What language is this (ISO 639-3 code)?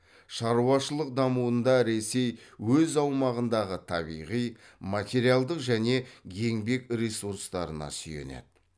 kaz